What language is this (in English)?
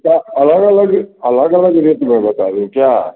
Hindi